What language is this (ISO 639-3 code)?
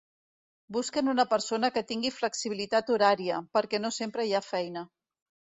cat